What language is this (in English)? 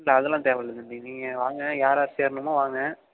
Tamil